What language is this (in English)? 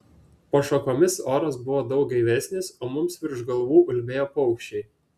Lithuanian